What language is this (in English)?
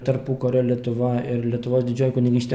Lithuanian